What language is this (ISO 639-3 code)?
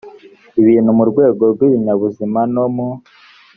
kin